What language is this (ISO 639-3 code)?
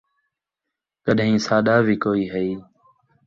skr